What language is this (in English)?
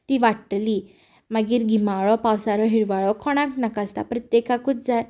Konkani